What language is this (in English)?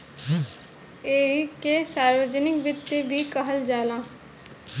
Bhojpuri